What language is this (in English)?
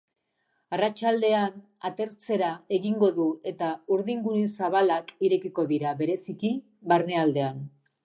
Basque